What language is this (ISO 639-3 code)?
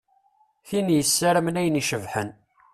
kab